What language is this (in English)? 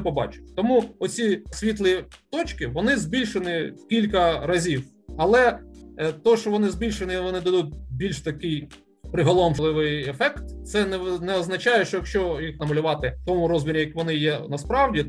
Ukrainian